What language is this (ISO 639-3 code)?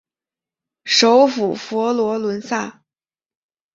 zho